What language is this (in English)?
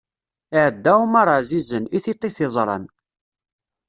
Kabyle